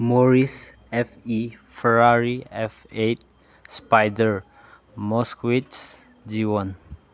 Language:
Manipuri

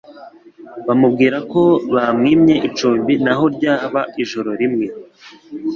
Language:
Kinyarwanda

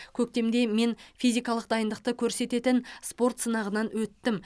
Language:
Kazakh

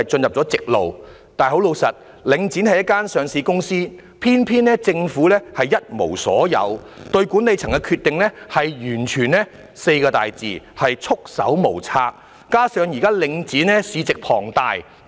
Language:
Cantonese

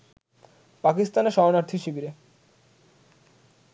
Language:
Bangla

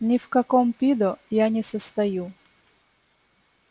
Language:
Russian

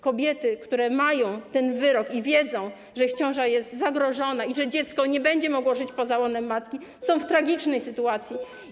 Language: Polish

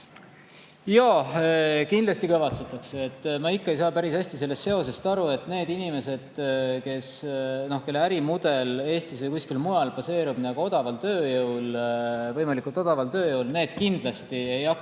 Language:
Estonian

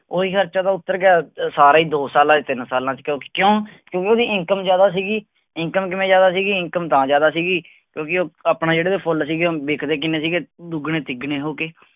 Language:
Punjabi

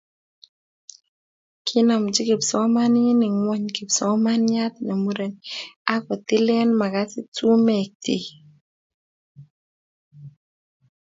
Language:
Kalenjin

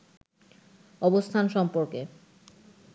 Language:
Bangla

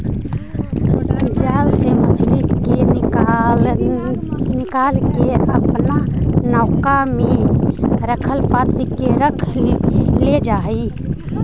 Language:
Magahi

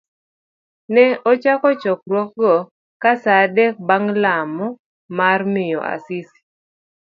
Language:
Luo (Kenya and Tanzania)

